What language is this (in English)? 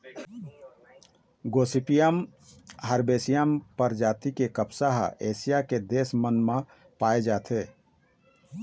Chhattisgarhi